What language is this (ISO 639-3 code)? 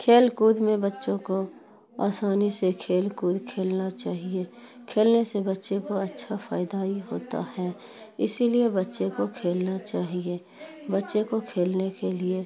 urd